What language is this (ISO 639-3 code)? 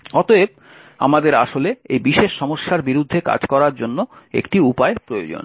ben